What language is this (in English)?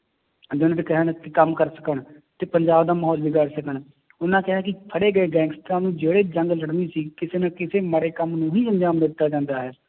Punjabi